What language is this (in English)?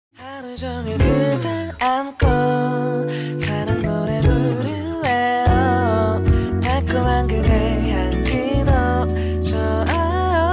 Korean